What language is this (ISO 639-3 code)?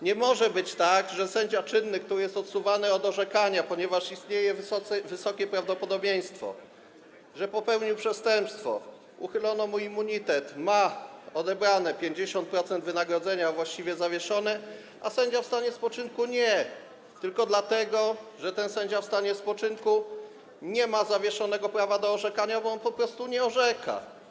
pol